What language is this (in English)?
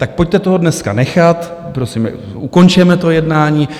Czech